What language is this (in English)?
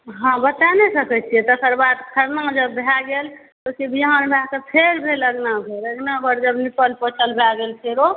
Maithili